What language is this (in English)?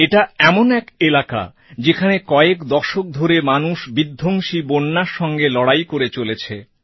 Bangla